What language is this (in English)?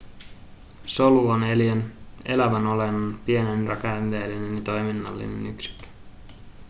Finnish